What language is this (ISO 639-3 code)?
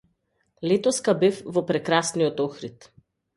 mkd